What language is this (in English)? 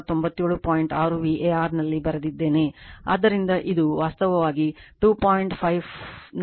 Kannada